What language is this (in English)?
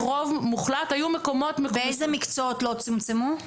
Hebrew